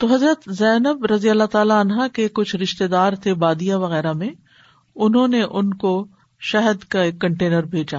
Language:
Urdu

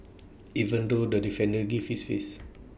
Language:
English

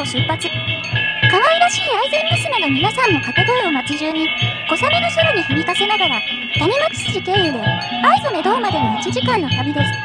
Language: Japanese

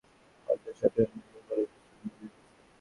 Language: Bangla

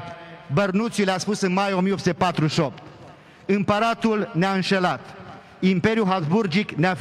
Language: Romanian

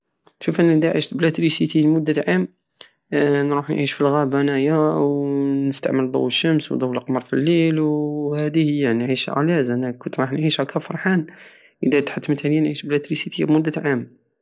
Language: Algerian Saharan Arabic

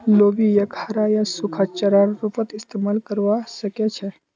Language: Magahi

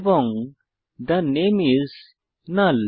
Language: Bangla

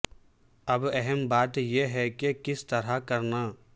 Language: Urdu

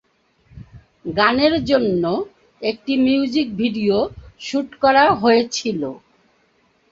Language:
Bangla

